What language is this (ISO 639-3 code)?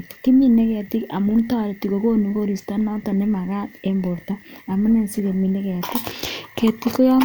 kln